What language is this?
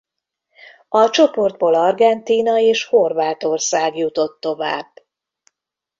Hungarian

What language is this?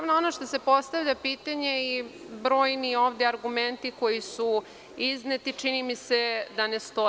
Serbian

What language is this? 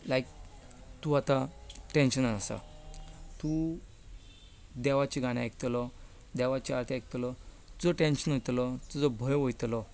Konkani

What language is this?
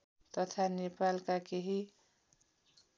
Nepali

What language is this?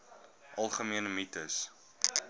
Afrikaans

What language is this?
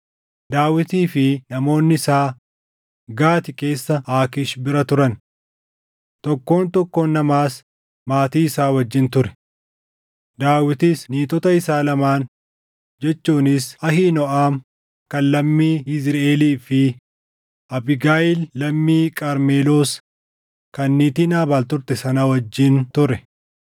Oromo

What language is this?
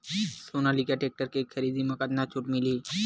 Chhattisgarhi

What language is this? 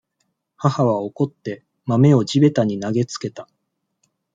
Japanese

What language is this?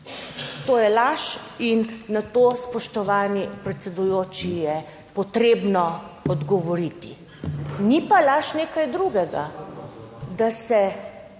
Slovenian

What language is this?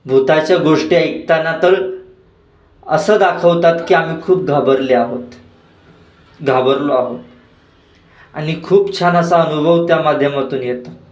Marathi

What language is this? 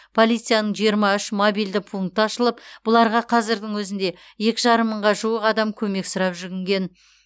Kazakh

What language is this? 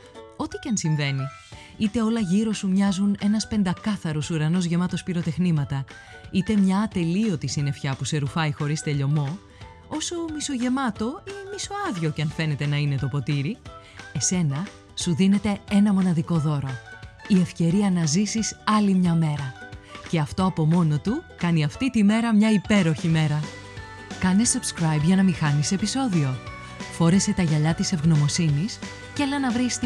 Greek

